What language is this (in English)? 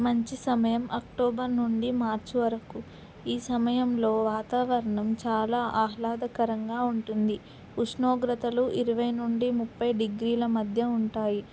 Telugu